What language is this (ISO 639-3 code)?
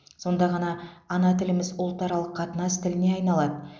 kaz